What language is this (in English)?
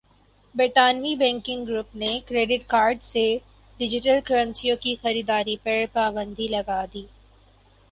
Urdu